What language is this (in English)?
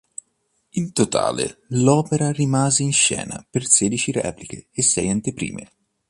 Italian